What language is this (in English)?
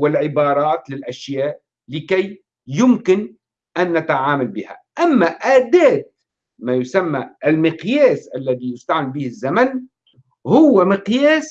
Arabic